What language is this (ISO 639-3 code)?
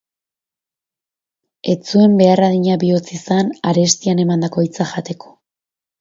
eus